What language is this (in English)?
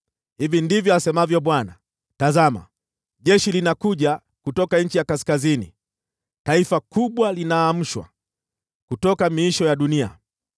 Swahili